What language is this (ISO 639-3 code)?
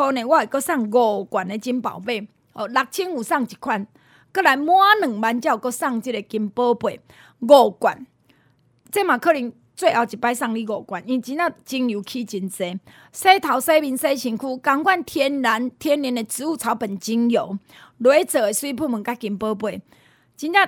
zho